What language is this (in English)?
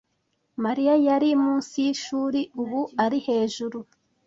Kinyarwanda